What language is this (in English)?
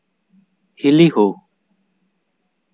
Santali